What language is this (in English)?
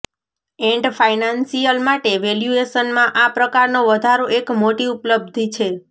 Gujarati